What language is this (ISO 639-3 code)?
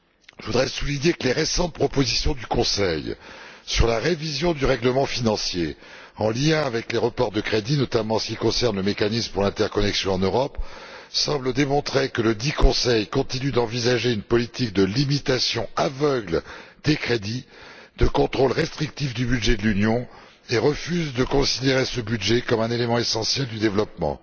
fra